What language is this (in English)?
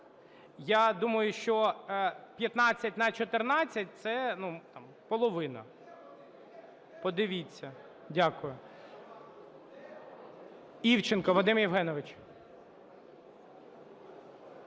Ukrainian